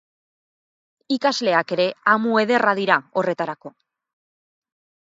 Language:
Basque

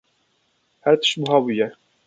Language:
Kurdish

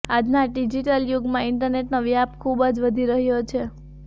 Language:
Gujarati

